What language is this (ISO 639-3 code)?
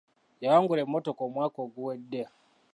lug